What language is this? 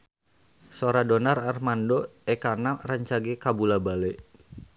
Sundanese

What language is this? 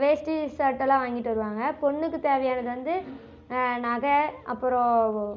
Tamil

